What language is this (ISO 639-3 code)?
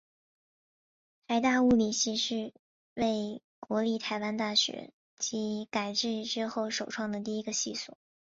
zho